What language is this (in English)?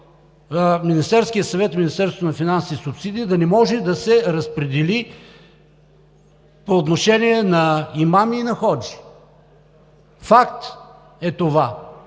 Bulgarian